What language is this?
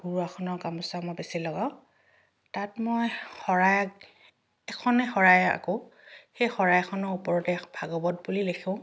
Assamese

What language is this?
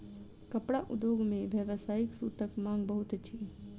Maithili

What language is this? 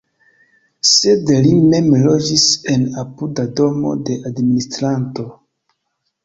Esperanto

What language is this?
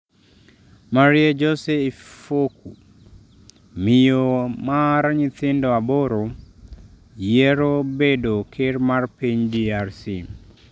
Luo (Kenya and Tanzania)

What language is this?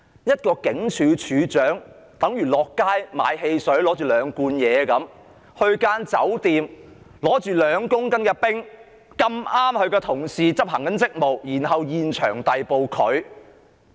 Cantonese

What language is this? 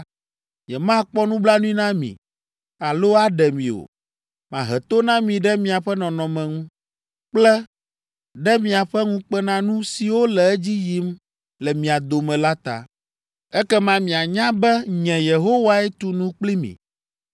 Ewe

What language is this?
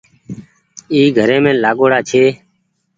Goaria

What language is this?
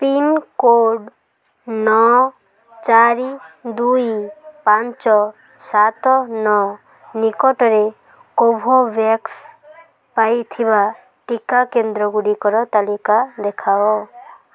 Odia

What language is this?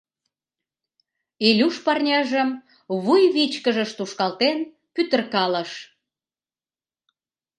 Mari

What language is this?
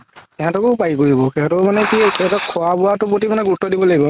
Assamese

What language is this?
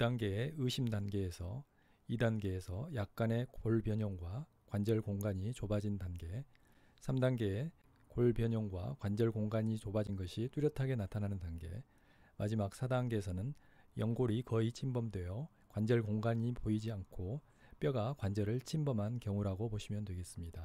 Korean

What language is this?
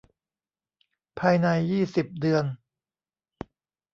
Thai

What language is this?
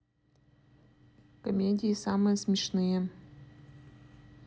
Russian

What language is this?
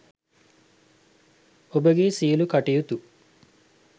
Sinhala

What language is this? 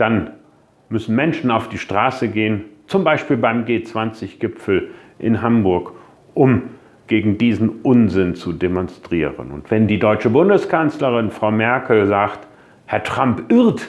German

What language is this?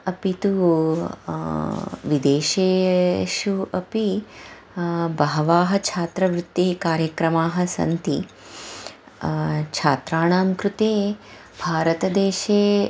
Sanskrit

